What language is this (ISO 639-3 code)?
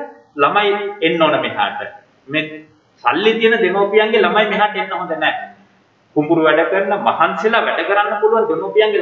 kor